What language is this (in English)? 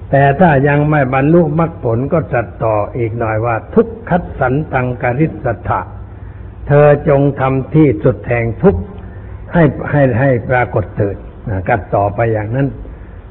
Thai